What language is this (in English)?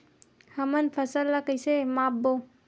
Chhattisgarhi